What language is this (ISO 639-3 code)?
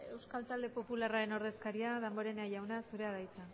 eus